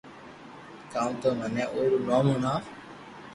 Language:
Loarki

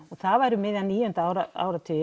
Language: Icelandic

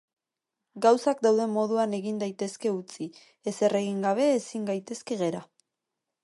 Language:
Basque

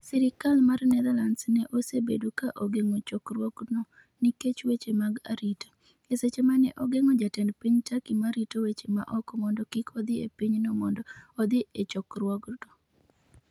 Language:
Luo (Kenya and Tanzania)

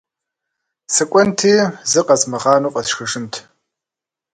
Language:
Kabardian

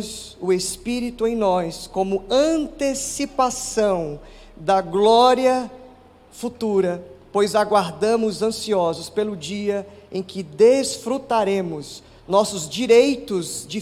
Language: Portuguese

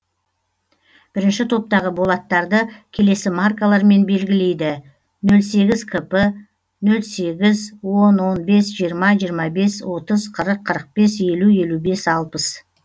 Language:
Kazakh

